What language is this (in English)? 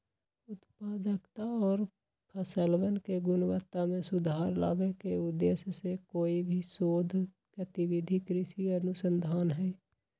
Magahi